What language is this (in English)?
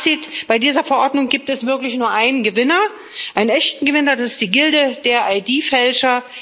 German